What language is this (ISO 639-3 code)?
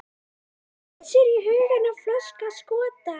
isl